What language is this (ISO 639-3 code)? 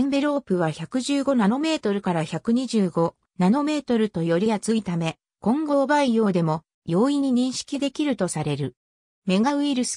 jpn